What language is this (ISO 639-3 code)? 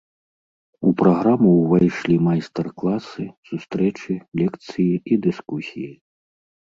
bel